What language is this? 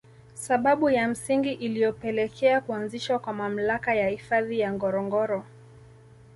Swahili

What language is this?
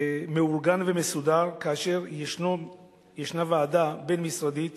Hebrew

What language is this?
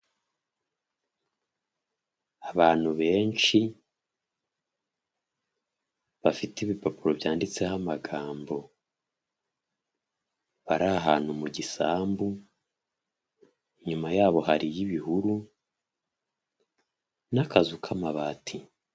Kinyarwanda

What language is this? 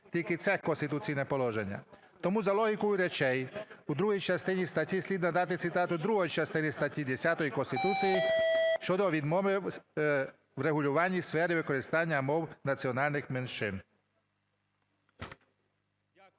Ukrainian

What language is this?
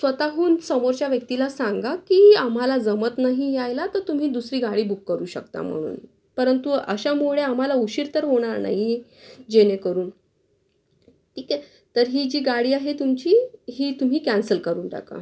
Marathi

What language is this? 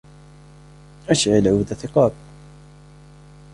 Arabic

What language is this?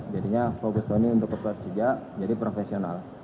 Indonesian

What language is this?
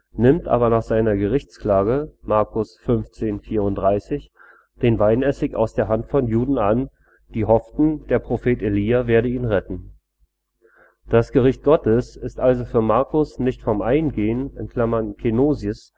German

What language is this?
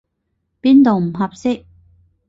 Cantonese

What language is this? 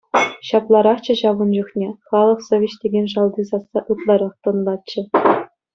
Chuvash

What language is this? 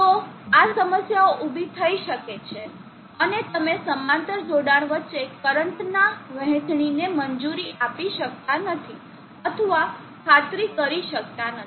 Gujarati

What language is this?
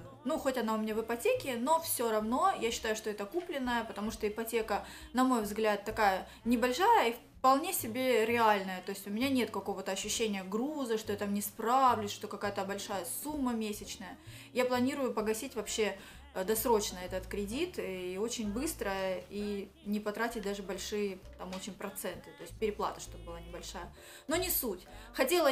Russian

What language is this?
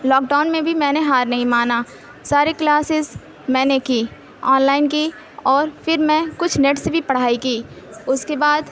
Urdu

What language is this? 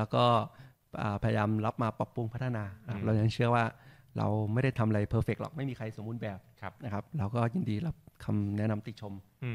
Thai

